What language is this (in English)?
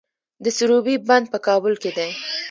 Pashto